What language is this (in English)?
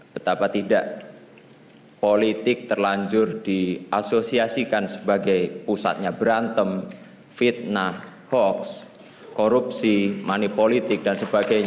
Indonesian